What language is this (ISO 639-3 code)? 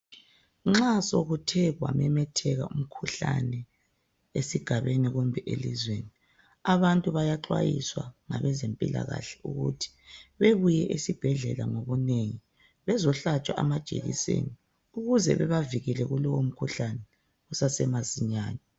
nde